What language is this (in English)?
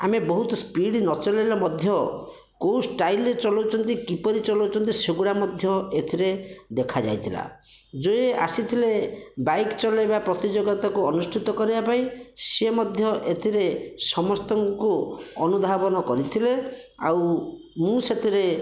Odia